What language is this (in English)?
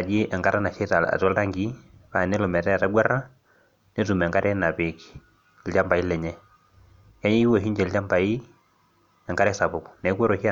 Masai